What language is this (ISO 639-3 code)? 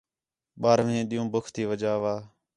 xhe